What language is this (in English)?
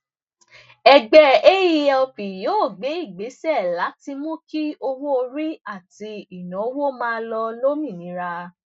Yoruba